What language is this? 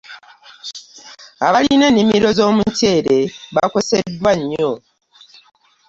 Ganda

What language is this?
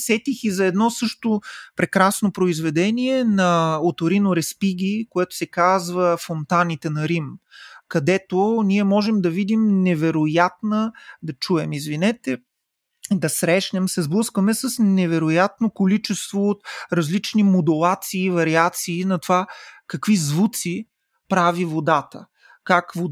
Bulgarian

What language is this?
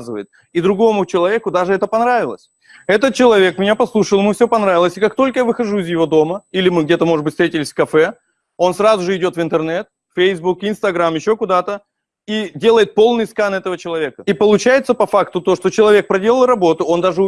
Russian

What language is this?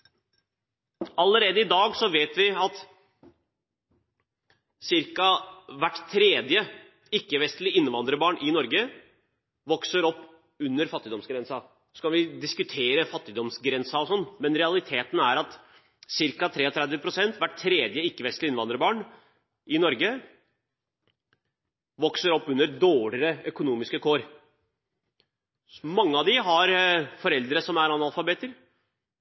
Norwegian Bokmål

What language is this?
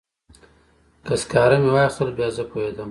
Pashto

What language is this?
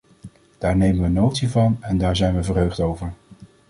Dutch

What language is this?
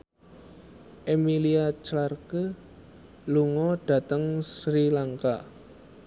Javanese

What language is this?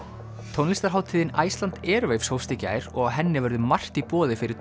Icelandic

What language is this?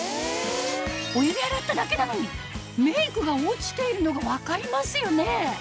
Japanese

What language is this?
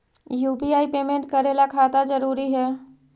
Magahi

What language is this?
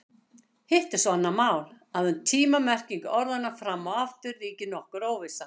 Icelandic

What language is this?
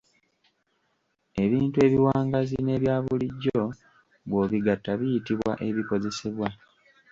Ganda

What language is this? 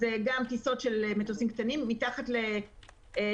Hebrew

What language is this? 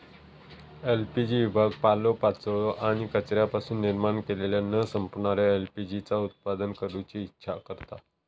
Marathi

